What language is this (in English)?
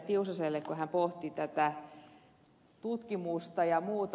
Finnish